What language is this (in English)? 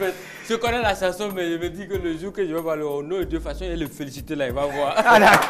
French